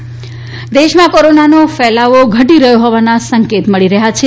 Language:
Gujarati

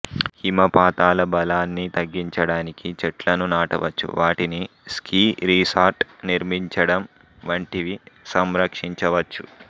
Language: Telugu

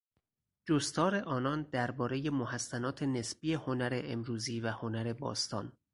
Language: Persian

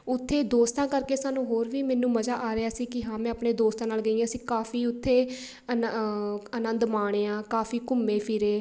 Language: Punjabi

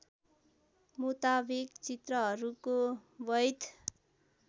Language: Nepali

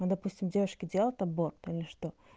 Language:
Russian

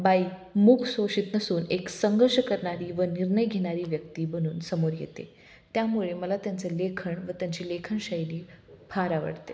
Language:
Marathi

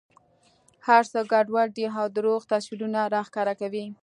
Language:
Pashto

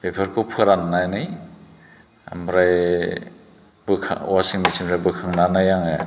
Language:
Bodo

